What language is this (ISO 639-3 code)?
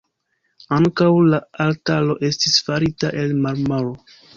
epo